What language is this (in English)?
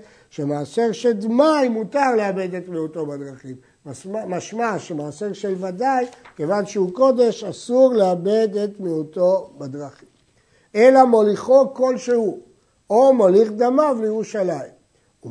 Hebrew